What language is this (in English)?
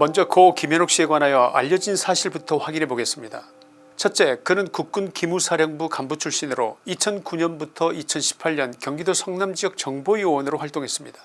Korean